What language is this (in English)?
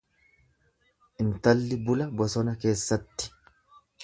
Oromo